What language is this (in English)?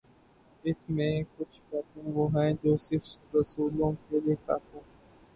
Urdu